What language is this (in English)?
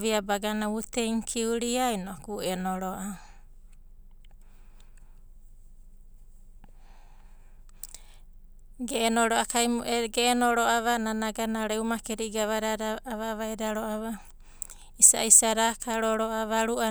Abadi